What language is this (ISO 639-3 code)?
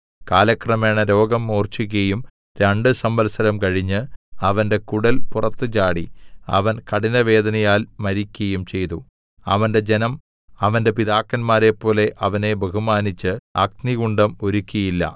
mal